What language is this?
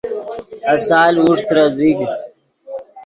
Yidgha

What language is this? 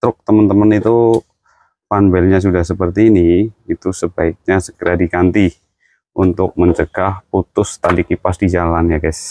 Indonesian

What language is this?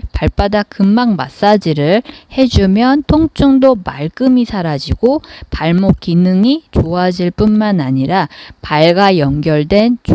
Korean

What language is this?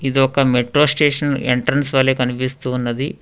Telugu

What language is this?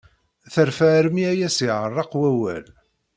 Kabyle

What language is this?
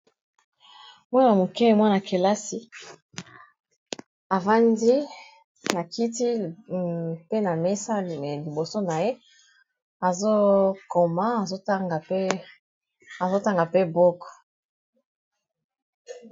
Lingala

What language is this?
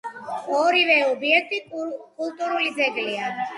Georgian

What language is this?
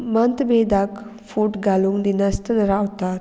Konkani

